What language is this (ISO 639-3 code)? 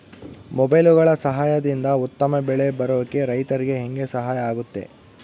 kan